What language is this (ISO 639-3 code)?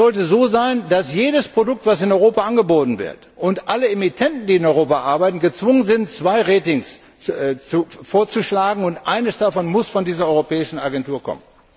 deu